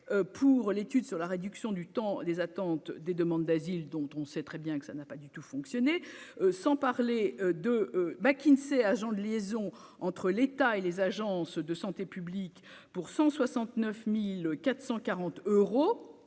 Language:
French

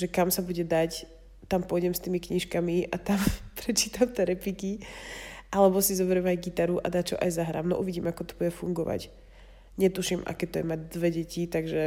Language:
Slovak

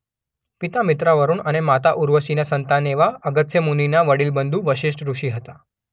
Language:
Gujarati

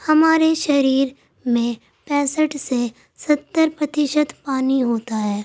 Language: Urdu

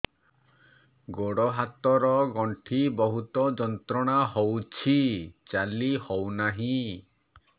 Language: Odia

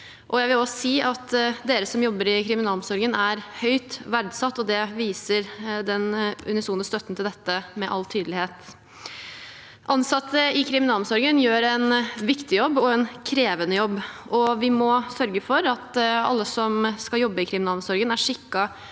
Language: Norwegian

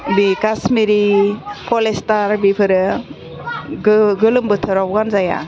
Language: Bodo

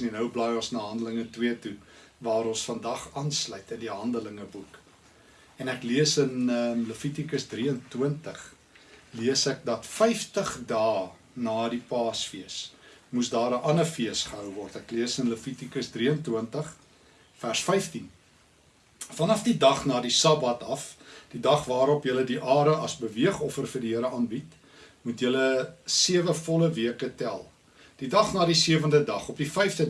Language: Dutch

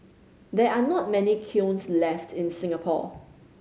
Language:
English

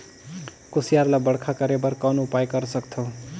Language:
Chhattisgarhi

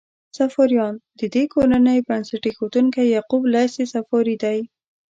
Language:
Pashto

